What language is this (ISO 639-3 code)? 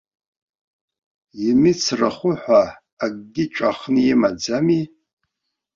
abk